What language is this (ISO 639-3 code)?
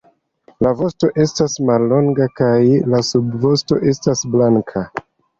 epo